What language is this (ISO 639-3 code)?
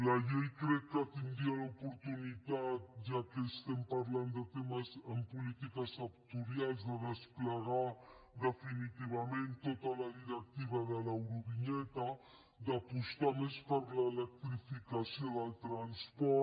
cat